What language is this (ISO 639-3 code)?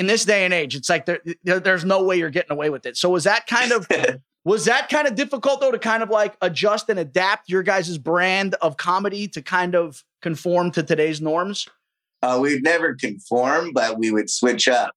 eng